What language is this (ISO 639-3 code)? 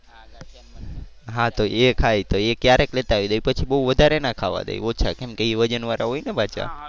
guj